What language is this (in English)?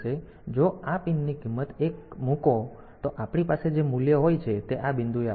Gujarati